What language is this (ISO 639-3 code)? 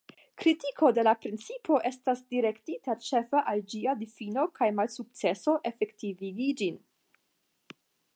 epo